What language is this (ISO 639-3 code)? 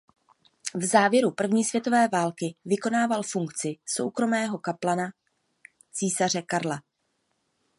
ces